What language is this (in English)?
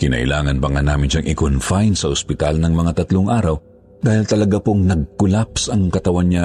Filipino